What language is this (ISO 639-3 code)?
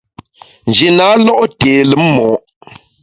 bax